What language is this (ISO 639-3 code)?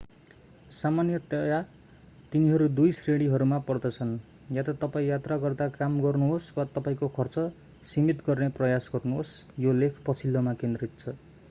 nep